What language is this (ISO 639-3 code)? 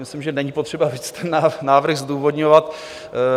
ces